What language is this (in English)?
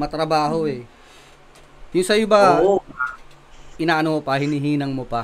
Filipino